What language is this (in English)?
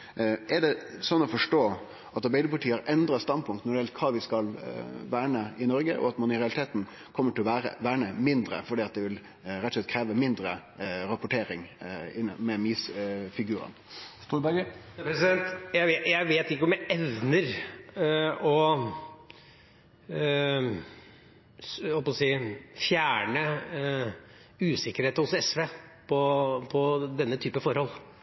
Norwegian